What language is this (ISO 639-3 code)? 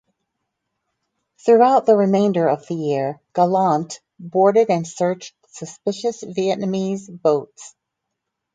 eng